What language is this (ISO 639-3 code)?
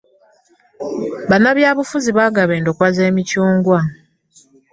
lug